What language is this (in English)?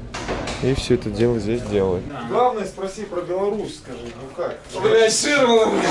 Russian